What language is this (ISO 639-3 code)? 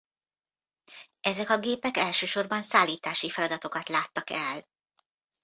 hun